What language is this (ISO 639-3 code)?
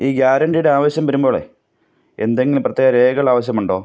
mal